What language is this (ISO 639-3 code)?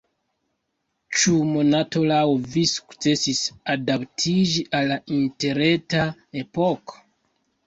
epo